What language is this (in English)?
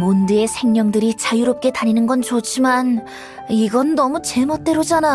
Korean